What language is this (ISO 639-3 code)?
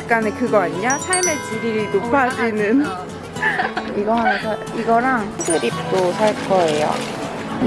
kor